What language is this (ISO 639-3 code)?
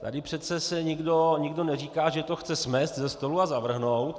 ces